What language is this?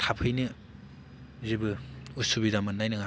Bodo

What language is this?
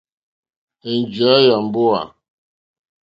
Mokpwe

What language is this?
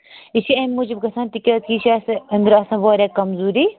Kashmiri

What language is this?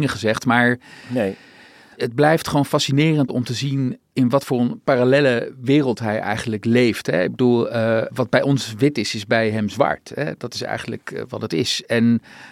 Dutch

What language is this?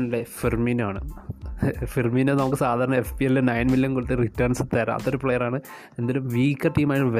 Malayalam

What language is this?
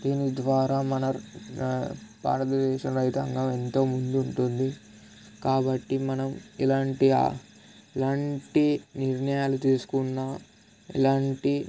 Telugu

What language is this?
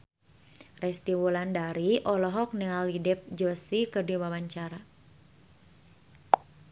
Sundanese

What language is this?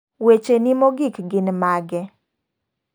Luo (Kenya and Tanzania)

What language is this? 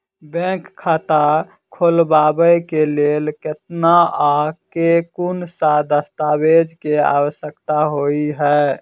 Maithili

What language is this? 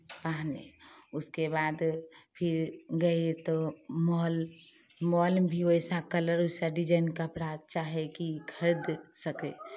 Hindi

